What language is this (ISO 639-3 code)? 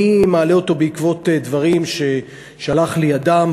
heb